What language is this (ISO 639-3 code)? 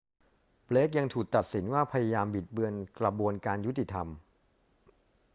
tha